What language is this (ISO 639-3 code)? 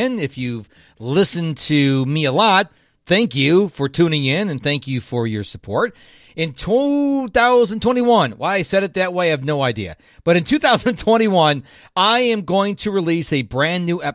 eng